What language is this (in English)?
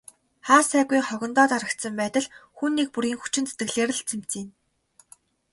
Mongolian